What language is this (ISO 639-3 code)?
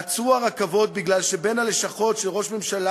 heb